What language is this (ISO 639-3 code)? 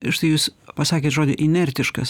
lit